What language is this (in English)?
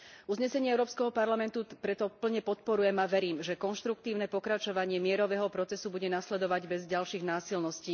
Slovak